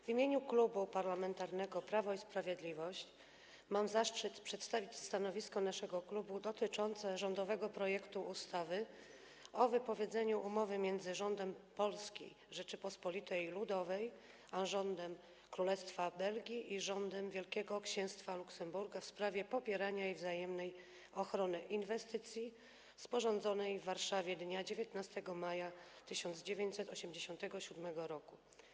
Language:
Polish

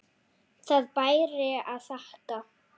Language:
Icelandic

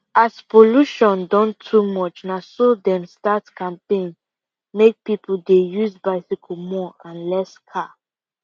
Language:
Nigerian Pidgin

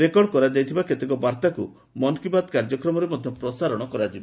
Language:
Odia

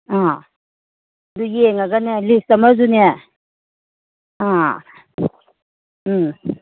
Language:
Manipuri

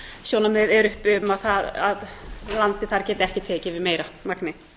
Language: Icelandic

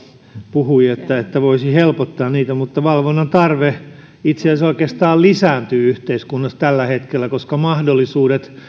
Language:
Finnish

